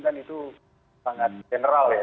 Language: Indonesian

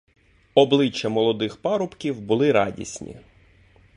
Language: Ukrainian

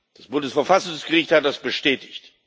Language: German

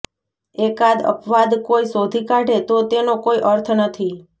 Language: Gujarati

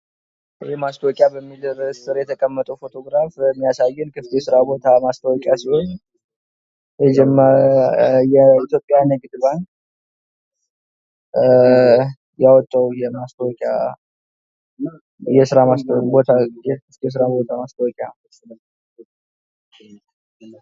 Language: Amharic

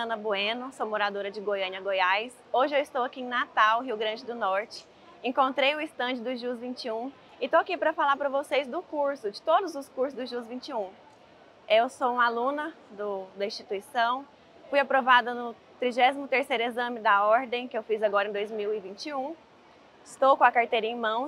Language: Portuguese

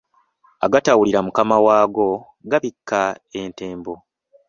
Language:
Ganda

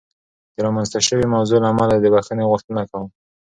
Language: Pashto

